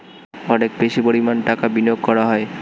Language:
Bangla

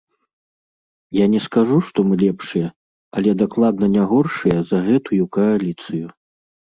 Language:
Belarusian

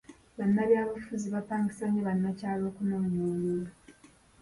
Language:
Ganda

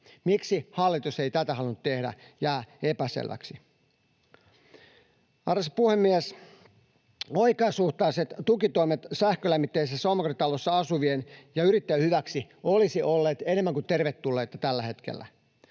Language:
Finnish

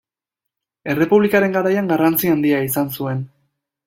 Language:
Basque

